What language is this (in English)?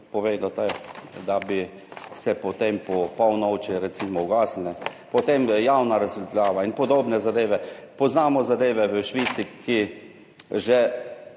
Slovenian